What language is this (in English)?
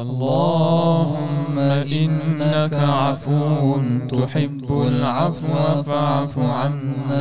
Malay